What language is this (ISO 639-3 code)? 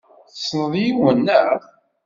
kab